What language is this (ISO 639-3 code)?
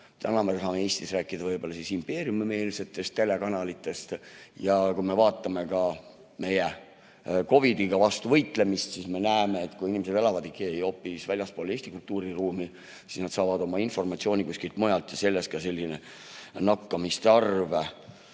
est